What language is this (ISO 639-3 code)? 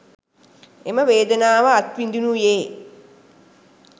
sin